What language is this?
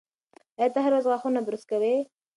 Pashto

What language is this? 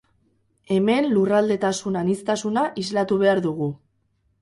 Basque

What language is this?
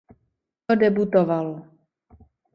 Czech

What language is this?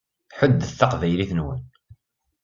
Kabyle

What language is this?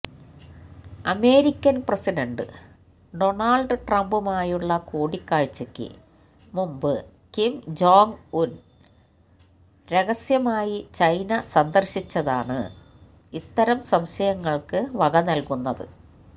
Malayalam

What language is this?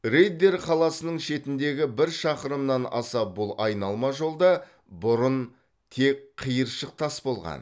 Kazakh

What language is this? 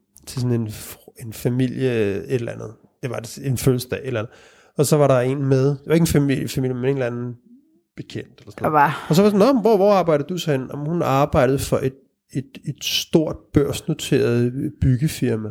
Danish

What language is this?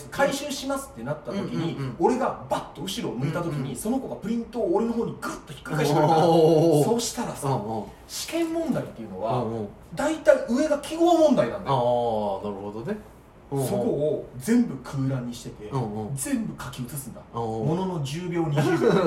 Japanese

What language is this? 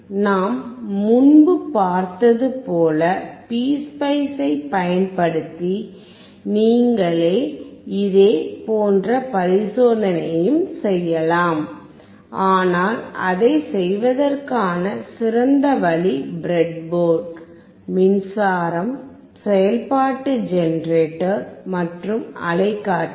Tamil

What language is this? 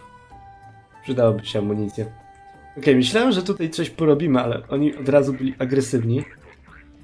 Polish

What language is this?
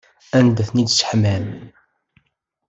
Kabyle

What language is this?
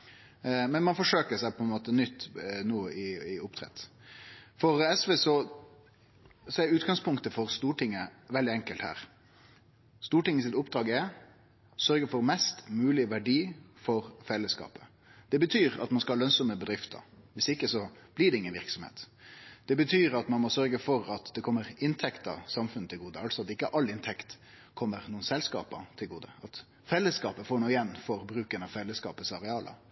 Norwegian Nynorsk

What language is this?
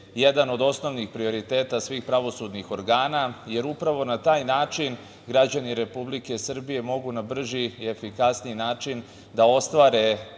Serbian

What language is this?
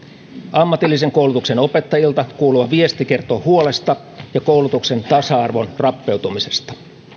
Finnish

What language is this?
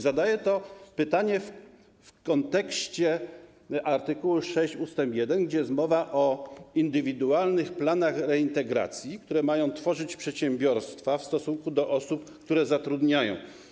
Polish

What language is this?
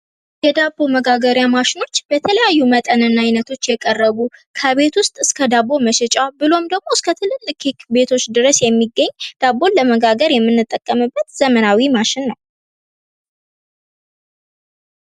Amharic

